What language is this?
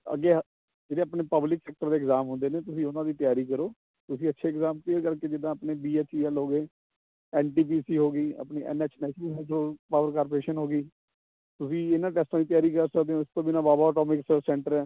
Punjabi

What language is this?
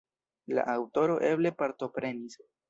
Esperanto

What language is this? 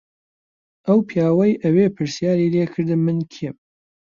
Central Kurdish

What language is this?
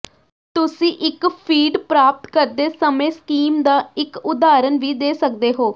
Punjabi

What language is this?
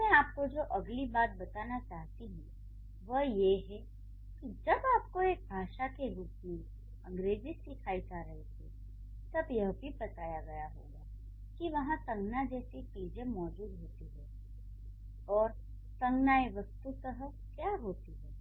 Hindi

